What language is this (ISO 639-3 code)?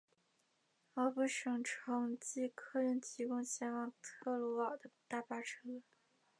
zho